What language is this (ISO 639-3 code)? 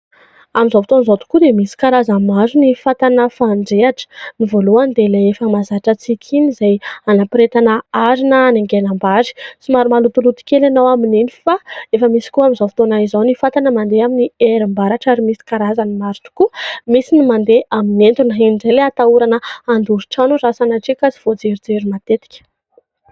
mlg